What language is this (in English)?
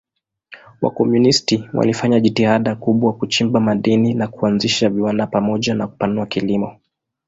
Swahili